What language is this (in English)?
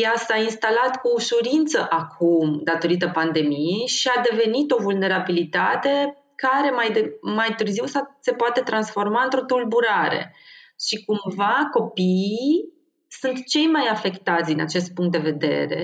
Romanian